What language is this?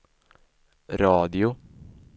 Swedish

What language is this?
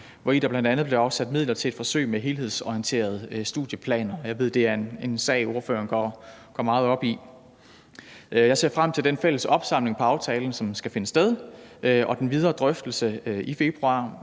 Danish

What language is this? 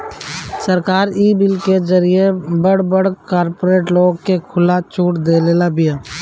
Bhojpuri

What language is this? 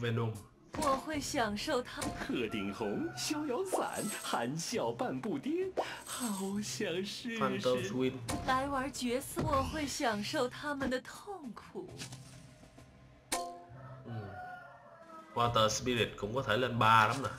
Vietnamese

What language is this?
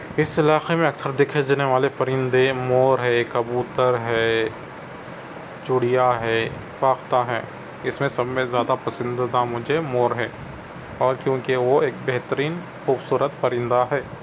Urdu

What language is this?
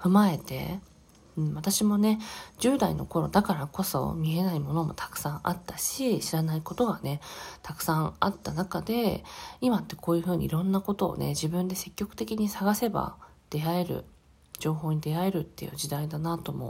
Japanese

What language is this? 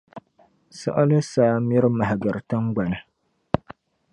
Dagbani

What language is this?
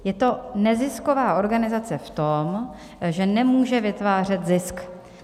Czech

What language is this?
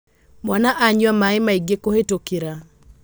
Kikuyu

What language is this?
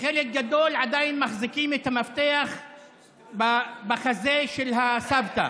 Hebrew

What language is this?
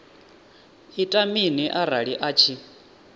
Venda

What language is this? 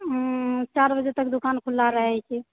Maithili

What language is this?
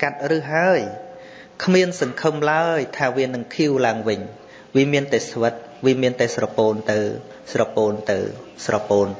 Vietnamese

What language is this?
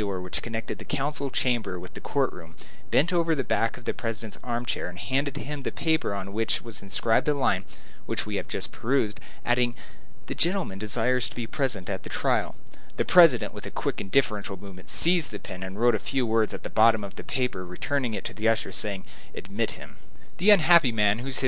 English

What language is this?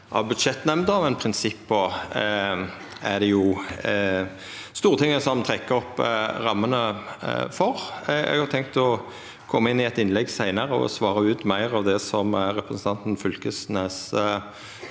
Norwegian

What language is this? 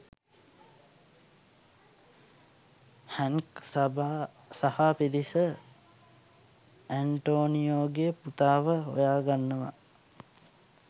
Sinhala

